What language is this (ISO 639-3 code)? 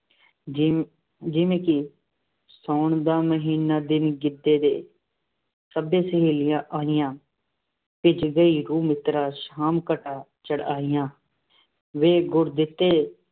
pan